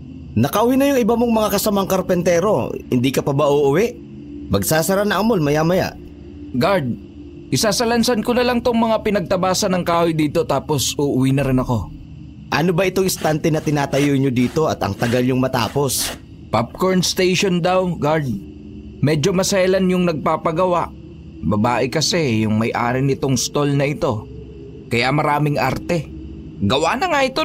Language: Filipino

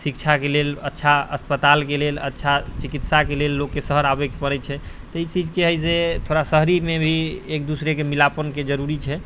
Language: Maithili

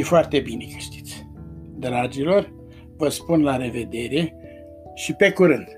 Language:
Romanian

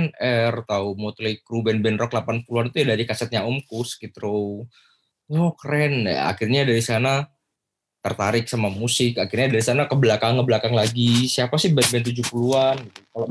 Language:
Indonesian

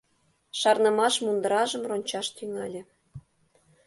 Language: Mari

